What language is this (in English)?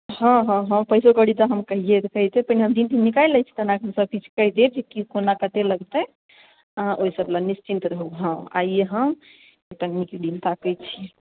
Maithili